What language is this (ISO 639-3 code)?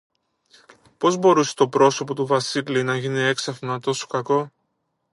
ell